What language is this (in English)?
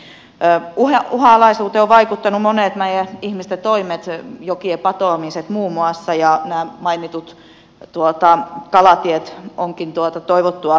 Finnish